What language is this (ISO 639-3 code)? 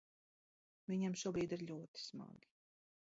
lav